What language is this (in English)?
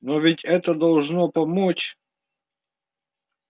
Russian